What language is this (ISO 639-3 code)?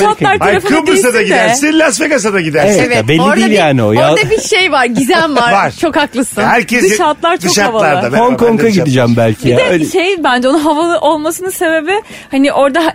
tur